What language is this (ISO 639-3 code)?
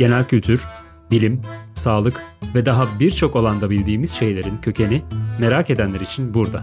tur